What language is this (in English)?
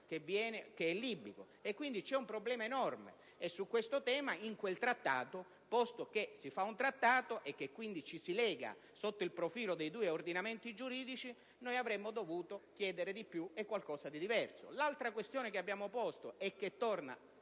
Italian